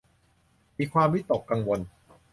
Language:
Thai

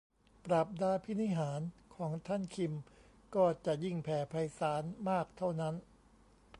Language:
Thai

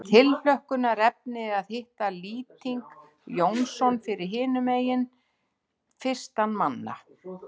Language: Icelandic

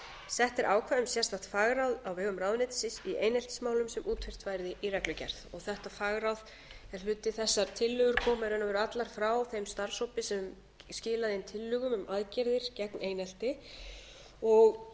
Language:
Icelandic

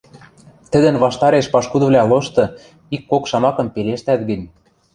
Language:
Western Mari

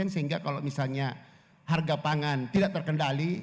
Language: Indonesian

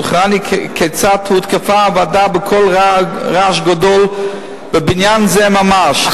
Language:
Hebrew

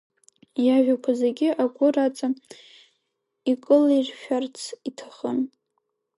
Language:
Abkhazian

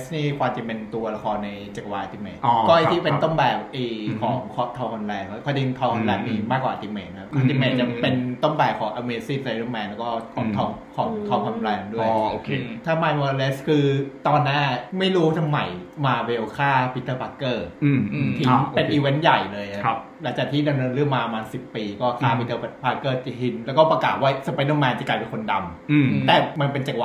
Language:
Thai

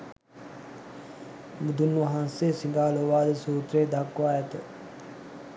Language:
Sinhala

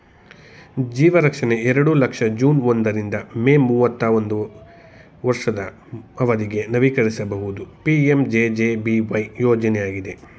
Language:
Kannada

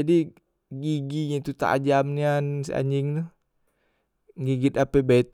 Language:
Musi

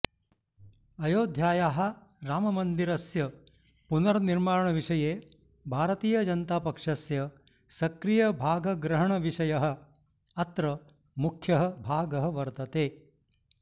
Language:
Sanskrit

